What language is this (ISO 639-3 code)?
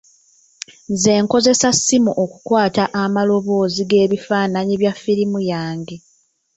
lug